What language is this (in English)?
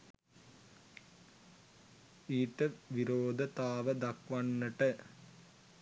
Sinhala